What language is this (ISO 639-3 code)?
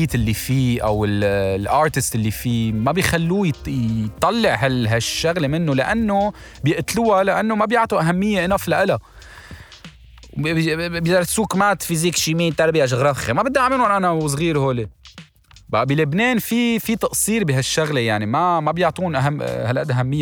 ara